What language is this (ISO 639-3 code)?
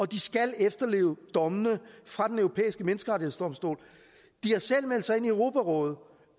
dan